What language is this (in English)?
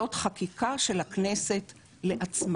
Hebrew